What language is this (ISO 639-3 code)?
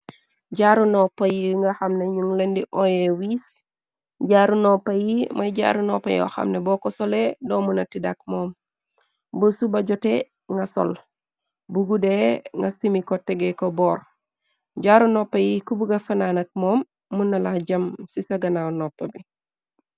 wol